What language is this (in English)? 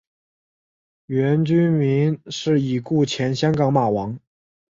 Chinese